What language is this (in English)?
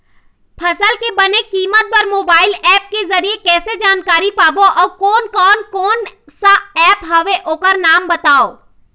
Chhattisgarhi